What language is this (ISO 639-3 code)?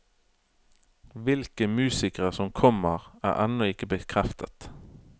nor